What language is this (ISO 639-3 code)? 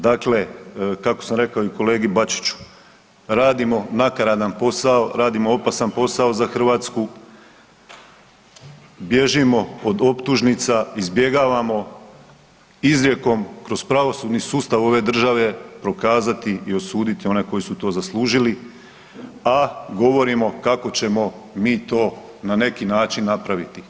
hrv